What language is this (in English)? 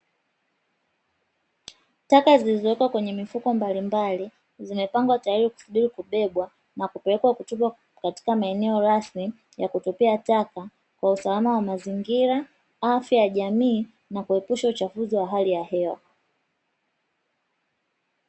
Swahili